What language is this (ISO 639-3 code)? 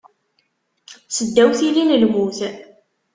kab